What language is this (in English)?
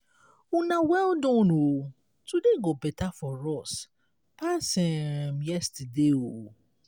Nigerian Pidgin